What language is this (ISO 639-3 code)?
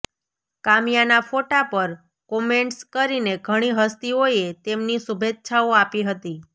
guj